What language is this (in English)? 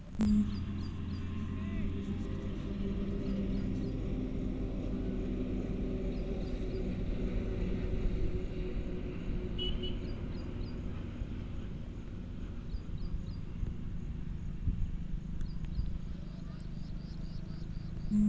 Chhattisgarhi